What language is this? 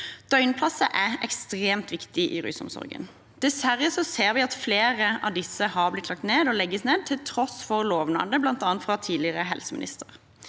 Norwegian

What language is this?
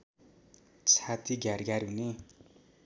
Nepali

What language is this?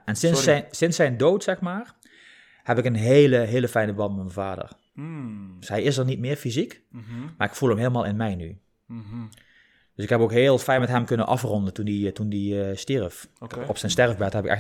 Dutch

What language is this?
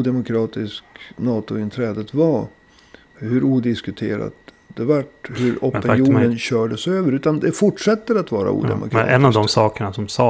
Swedish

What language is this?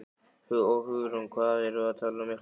Icelandic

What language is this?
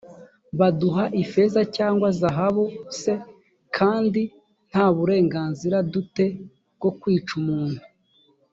Kinyarwanda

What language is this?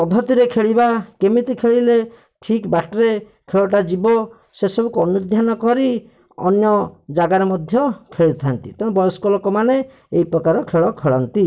Odia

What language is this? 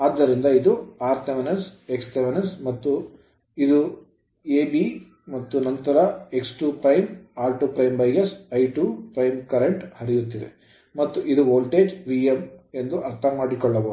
Kannada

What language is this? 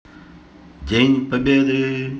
Russian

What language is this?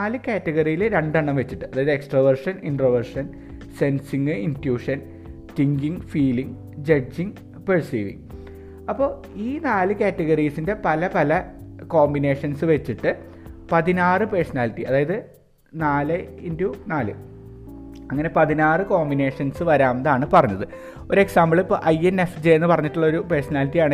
Malayalam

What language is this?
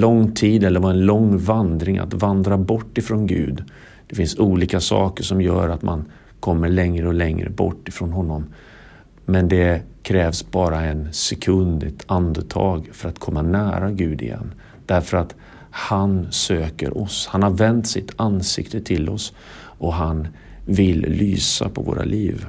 Swedish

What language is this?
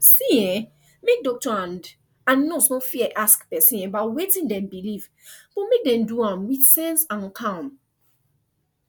Nigerian Pidgin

